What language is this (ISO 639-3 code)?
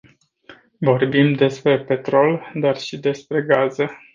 ron